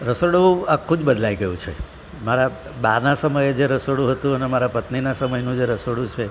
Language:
Gujarati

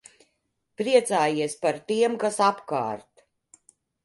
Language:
Latvian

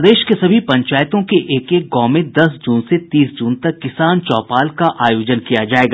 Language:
Hindi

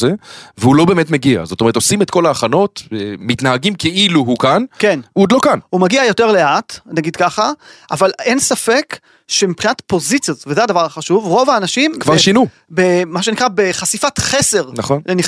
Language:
Hebrew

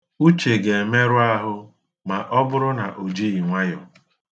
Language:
Igbo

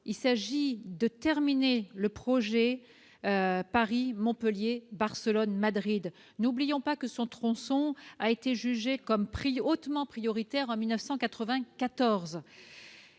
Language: French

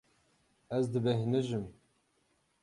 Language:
Kurdish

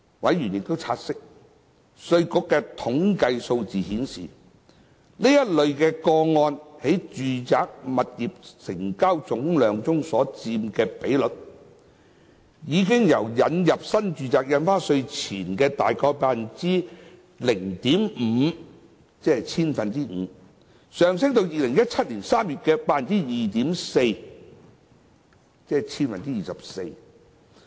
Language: Cantonese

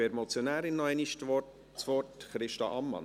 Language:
Swiss German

